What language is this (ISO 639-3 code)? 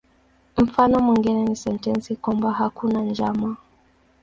swa